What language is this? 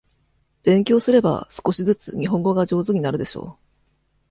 Japanese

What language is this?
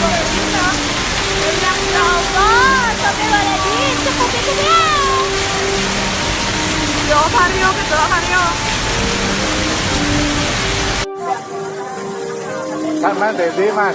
Indonesian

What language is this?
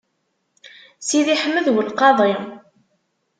Kabyle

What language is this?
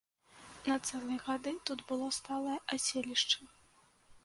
Belarusian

